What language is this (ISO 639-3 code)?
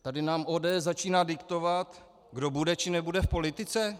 ces